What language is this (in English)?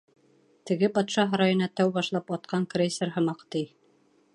Bashkir